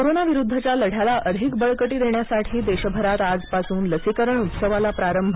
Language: Marathi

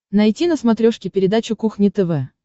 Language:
Russian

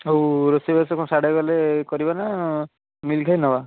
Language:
Odia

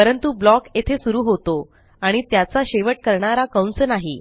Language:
Marathi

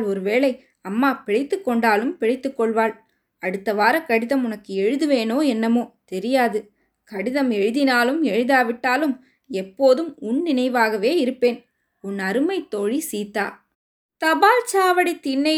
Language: Tamil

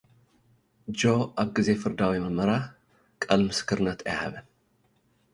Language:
Tigrinya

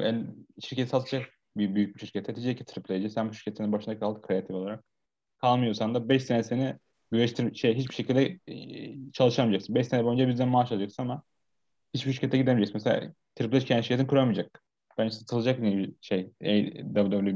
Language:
Turkish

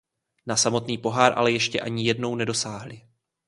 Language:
Czech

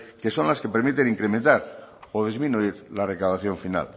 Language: Spanish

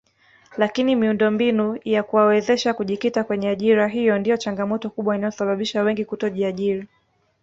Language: Swahili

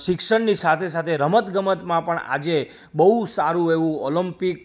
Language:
Gujarati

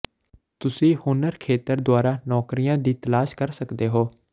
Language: Punjabi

